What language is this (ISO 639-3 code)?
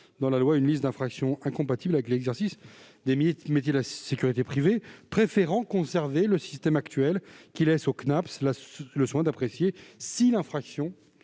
fra